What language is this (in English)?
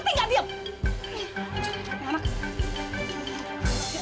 Indonesian